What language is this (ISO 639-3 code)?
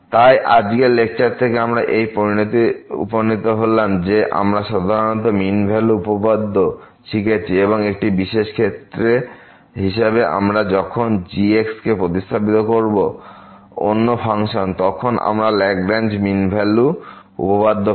ben